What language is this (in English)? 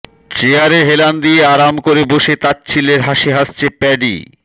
Bangla